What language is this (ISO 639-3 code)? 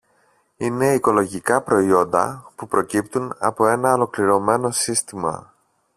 ell